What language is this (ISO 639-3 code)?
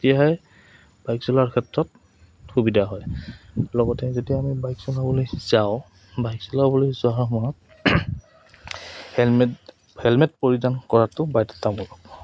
asm